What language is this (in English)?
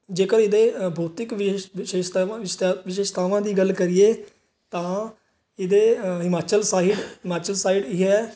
Punjabi